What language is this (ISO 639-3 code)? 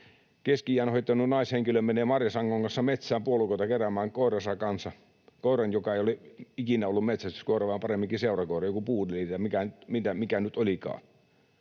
fin